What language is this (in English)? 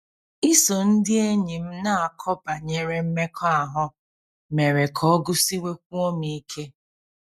Igbo